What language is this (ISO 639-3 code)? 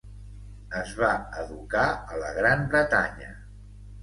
cat